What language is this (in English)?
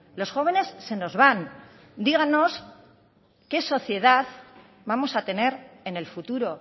Spanish